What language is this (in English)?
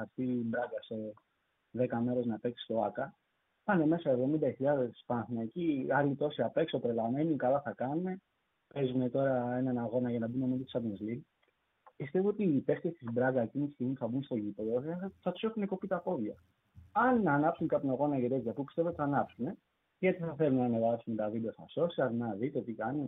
Greek